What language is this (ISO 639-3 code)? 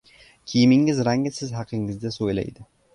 uzb